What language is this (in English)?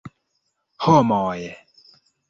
Esperanto